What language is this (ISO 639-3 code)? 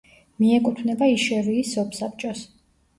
kat